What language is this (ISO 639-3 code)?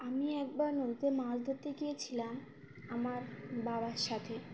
ben